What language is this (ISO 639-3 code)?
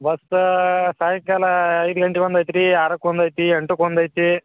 kan